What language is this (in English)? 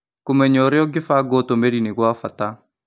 Kikuyu